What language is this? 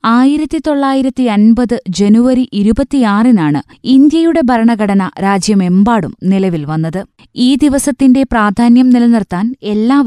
Malayalam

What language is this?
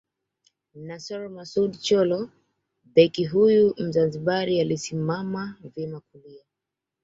Swahili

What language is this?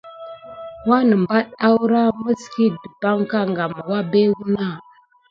Gidar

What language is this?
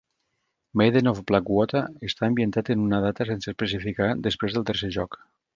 Catalan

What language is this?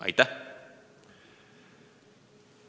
Estonian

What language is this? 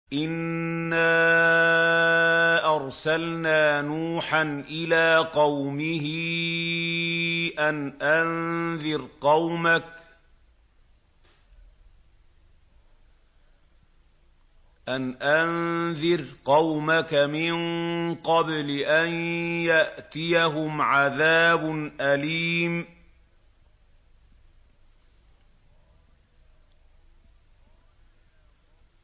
Arabic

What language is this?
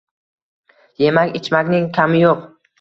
Uzbek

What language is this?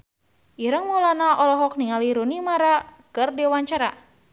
Sundanese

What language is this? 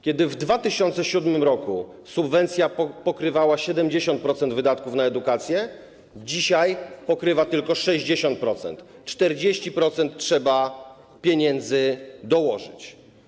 Polish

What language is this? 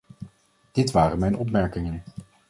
Dutch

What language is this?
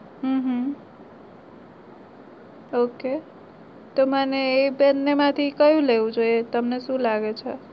Gujarati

